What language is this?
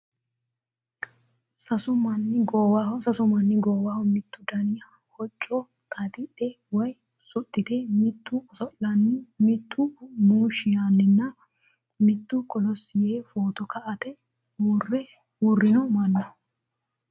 Sidamo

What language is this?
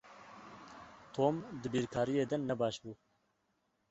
Kurdish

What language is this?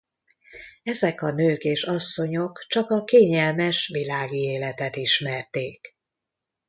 Hungarian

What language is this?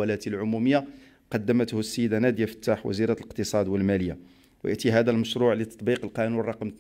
Arabic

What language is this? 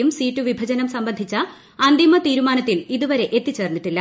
Malayalam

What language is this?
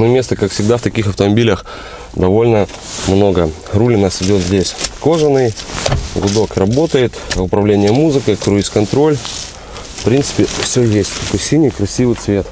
Russian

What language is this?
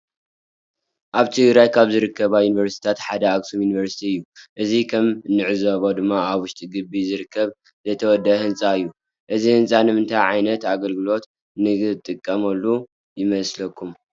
Tigrinya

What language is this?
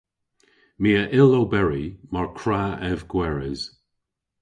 Cornish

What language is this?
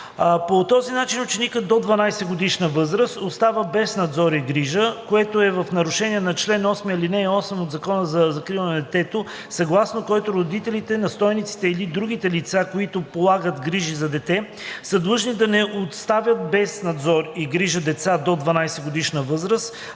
Bulgarian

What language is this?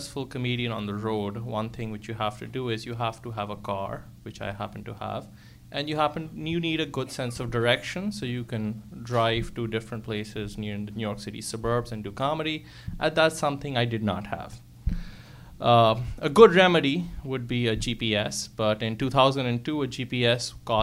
English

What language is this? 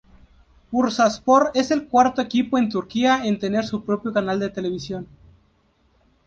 Spanish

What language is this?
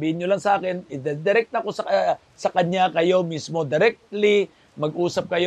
Filipino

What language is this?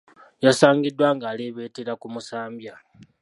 Ganda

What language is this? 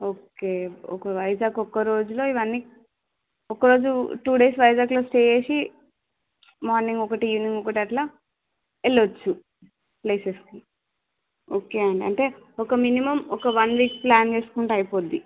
Telugu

